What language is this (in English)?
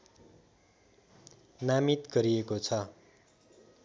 Nepali